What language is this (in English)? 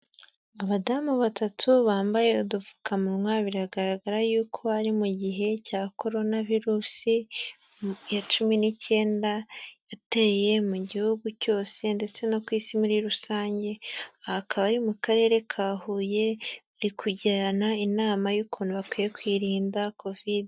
Kinyarwanda